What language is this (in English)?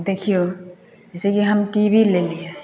Maithili